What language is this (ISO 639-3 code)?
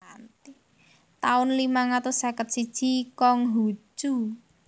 jav